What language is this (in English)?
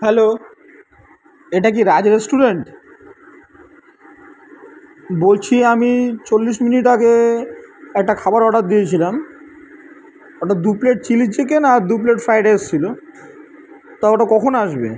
Bangla